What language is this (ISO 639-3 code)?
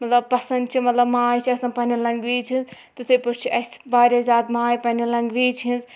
kas